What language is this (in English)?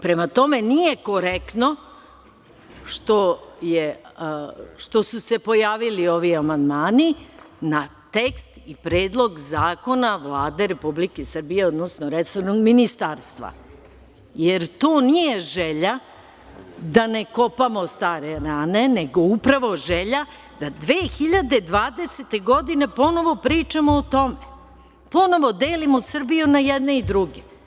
Serbian